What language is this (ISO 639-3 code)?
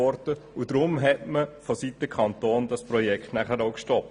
gsw